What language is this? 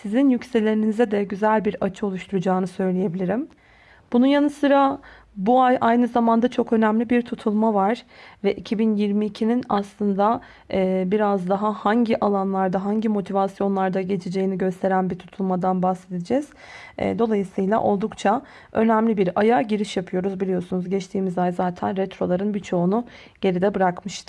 Turkish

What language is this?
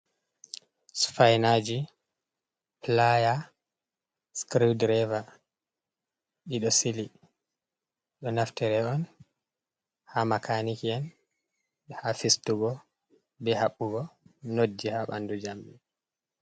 Fula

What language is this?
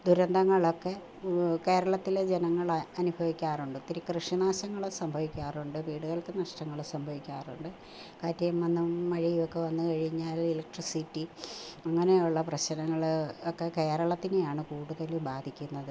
Malayalam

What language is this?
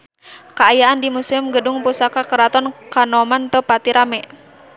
Sundanese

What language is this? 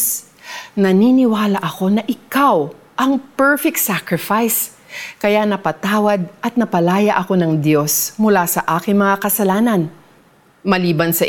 Filipino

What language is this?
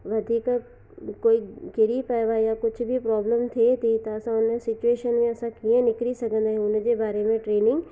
Sindhi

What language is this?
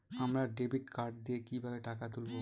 Bangla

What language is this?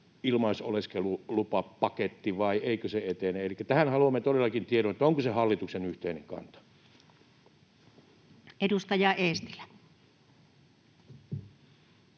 Finnish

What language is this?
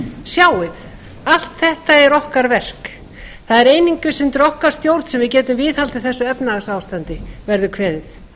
Icelandic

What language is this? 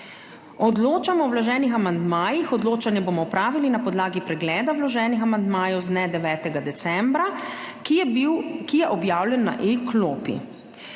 Slovenian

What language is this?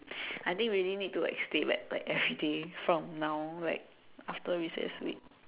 English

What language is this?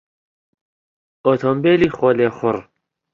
Central Kurdish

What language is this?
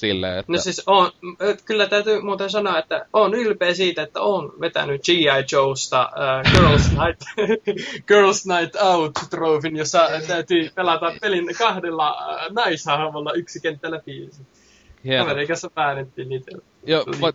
Finnish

